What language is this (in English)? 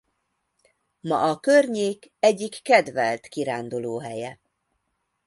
Hungarian